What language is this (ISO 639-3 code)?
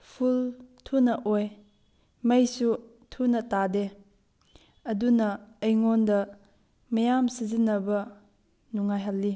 mni